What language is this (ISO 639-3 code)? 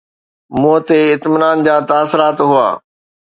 snd